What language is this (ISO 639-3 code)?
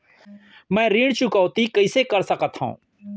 hne